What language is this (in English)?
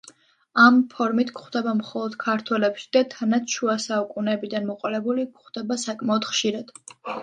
Georgian